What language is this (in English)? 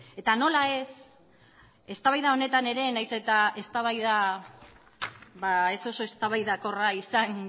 Basque